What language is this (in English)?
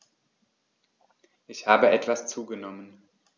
German